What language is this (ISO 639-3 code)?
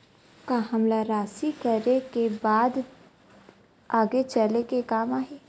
hne